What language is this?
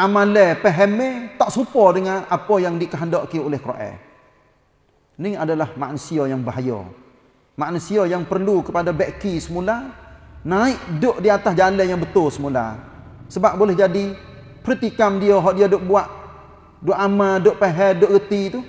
Malay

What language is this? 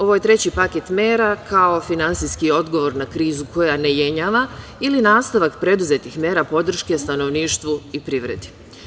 Serbian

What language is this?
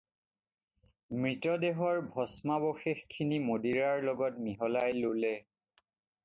Assamese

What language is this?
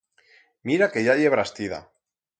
Aragonese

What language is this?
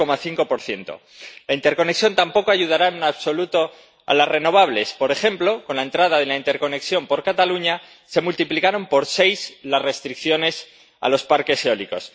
Spanish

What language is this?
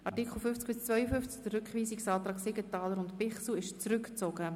Swiss German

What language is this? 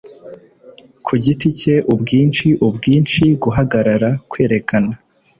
Kinyarwanda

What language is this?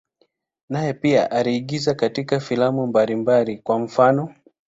Swahili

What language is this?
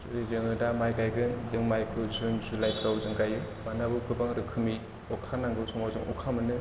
Bodo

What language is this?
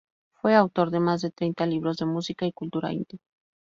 Spanish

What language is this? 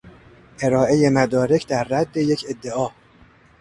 Persian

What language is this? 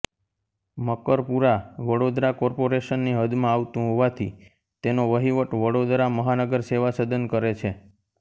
Gujarati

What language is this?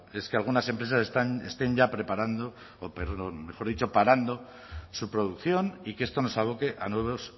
Spanish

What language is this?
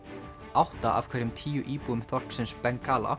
Icelandic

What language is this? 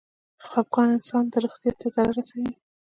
Pashto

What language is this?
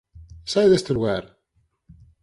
Galician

